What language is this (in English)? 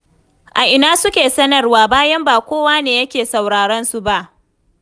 Hausa